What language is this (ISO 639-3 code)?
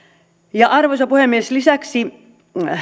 fin